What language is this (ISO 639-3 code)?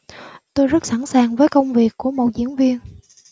vie